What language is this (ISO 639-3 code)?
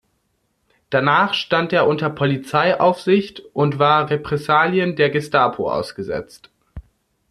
deu